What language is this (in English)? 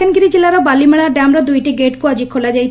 Odia